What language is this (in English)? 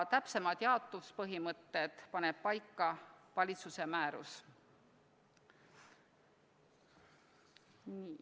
Estonian